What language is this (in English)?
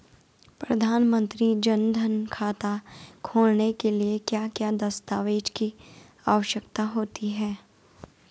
Hindi